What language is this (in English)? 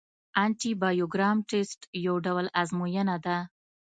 Pashto